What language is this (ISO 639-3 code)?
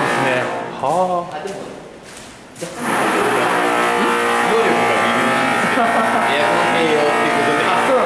jpn